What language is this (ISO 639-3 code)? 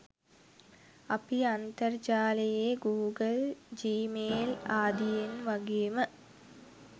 sin